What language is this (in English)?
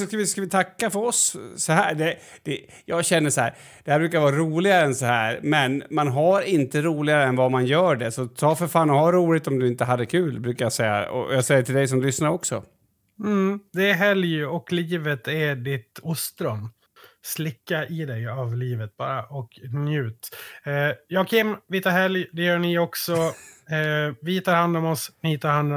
Swedish